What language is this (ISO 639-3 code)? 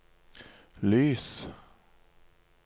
nor